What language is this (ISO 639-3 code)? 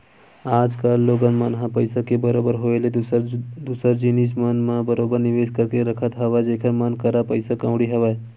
hne